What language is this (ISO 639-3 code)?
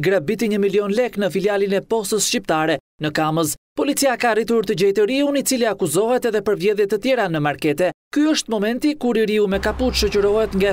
ron